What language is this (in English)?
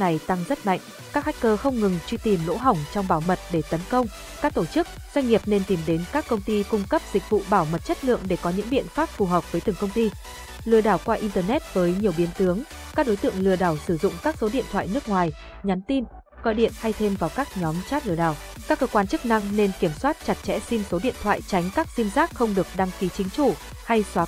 Vietnamese